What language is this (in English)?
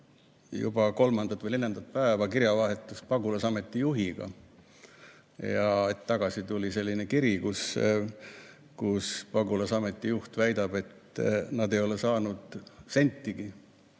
Estonian